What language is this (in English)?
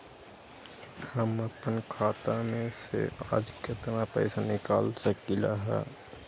Magahi